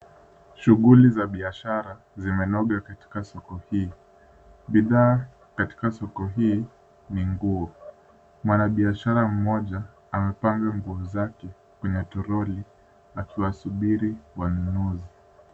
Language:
Swahili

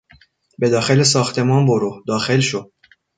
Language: Persian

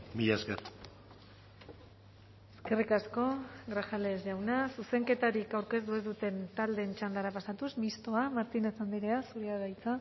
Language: Basque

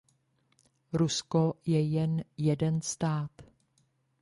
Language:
Czech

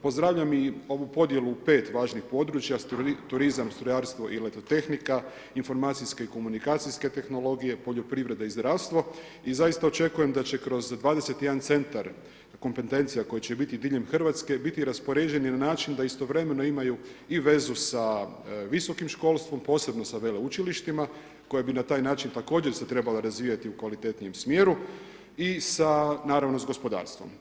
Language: Croatian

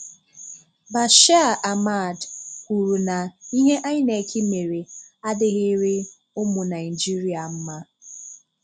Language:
Igbo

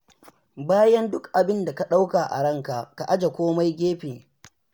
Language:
Hausa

